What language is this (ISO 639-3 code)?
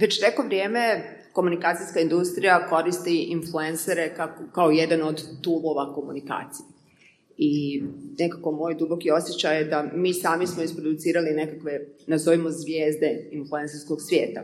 hrv